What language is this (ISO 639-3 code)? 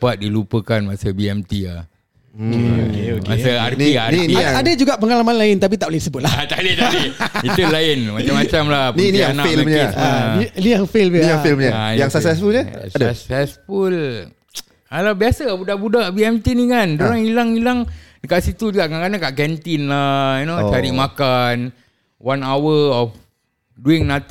msa